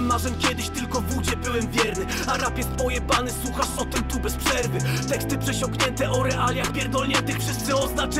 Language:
Polish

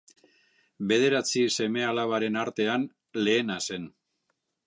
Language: Basque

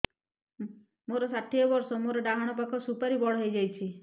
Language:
Odia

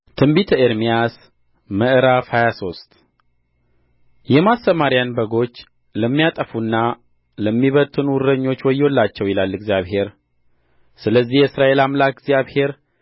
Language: Amharic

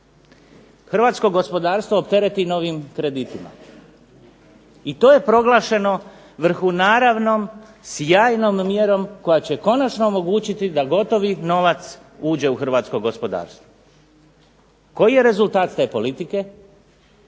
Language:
Croatian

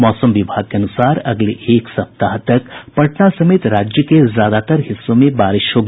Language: Hindi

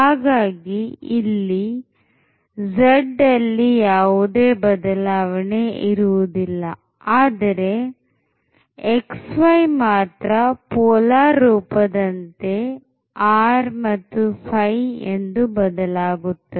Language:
Kannada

